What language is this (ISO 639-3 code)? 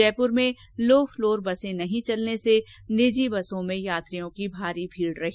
hin